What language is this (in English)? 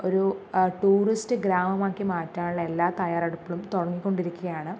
Malayalam